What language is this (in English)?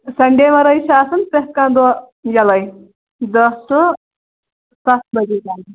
Kashmiri